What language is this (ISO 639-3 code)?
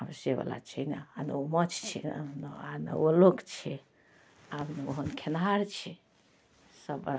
mai